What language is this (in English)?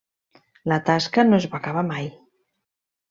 Catalan